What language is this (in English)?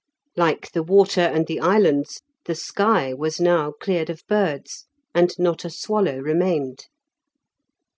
English